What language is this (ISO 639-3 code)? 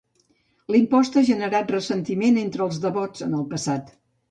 cat